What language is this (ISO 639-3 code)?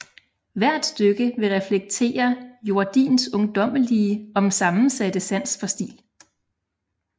dan